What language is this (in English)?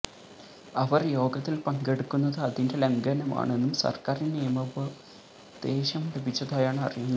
Malayalam